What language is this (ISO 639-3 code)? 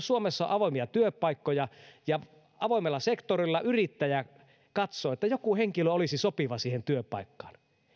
fin